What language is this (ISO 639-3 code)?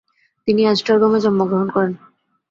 ben